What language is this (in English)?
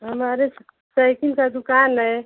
Hindi